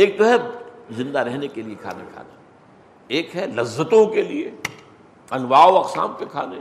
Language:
Urdu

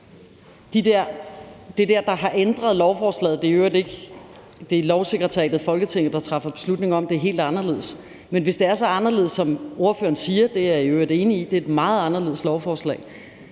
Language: Danish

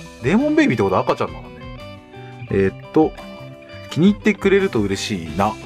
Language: Japanese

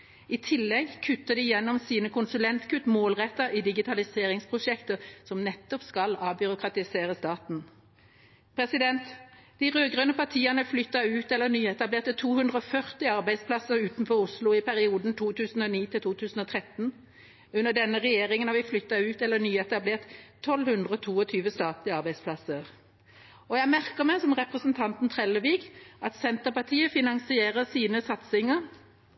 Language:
Norwegian Bokmål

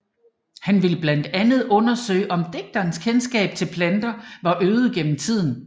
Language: Danish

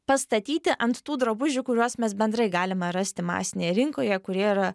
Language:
Lithuanian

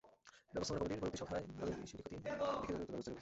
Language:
Bangla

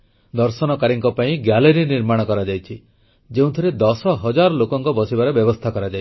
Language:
Odia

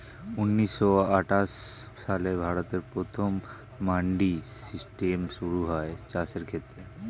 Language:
Bangla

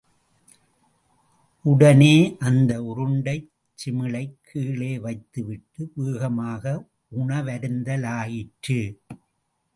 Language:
Tamil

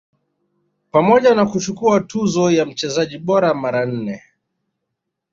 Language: Swahili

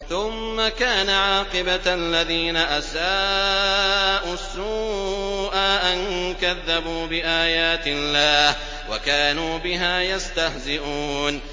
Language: Arabic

